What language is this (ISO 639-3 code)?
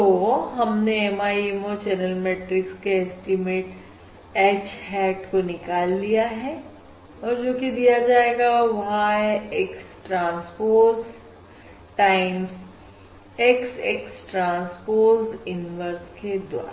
hin